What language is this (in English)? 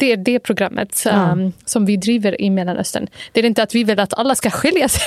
Swedish